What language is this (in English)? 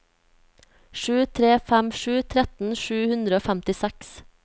Norwegian